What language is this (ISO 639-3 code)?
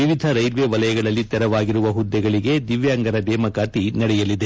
kan